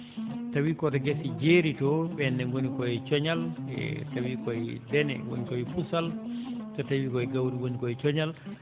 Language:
Fula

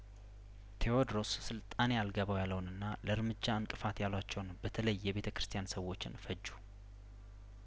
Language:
Amharic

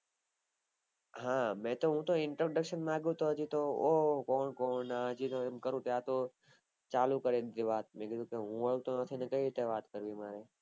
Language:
Gujarati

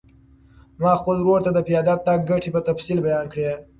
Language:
Pashto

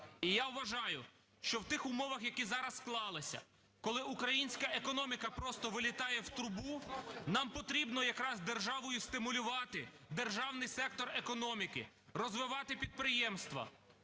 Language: Ukrainian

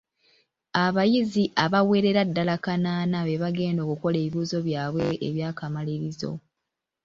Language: Ganda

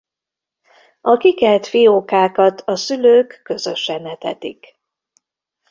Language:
Hungarian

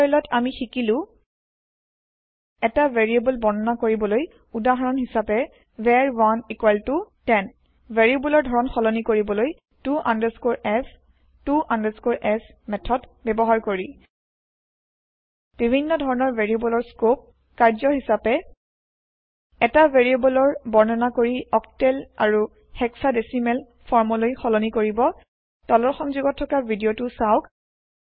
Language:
Assamese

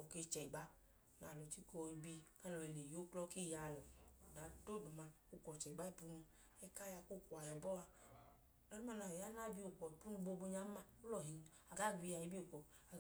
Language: Idoma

